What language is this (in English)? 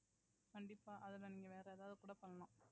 Tamil